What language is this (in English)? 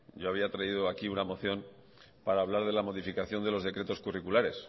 Spanish